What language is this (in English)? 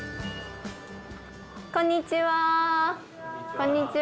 Japanese